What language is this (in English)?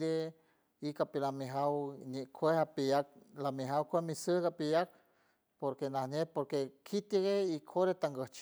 San Francisco Del Mar Huave